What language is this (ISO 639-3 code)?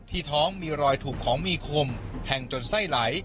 tha